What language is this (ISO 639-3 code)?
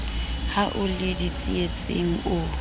sot